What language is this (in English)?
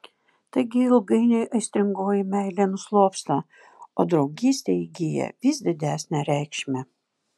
Lithuanian